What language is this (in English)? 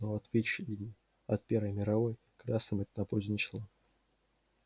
Russian